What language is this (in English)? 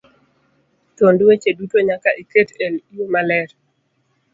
Luo (Kenya and Tanzania)